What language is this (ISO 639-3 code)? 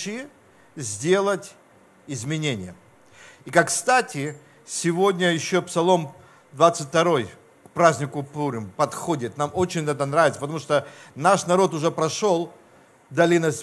rus